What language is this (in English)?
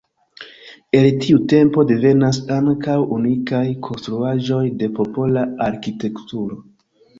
Esperanto